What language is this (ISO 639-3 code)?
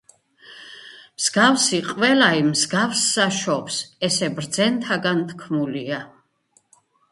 kat